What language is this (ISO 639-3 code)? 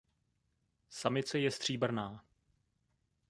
ces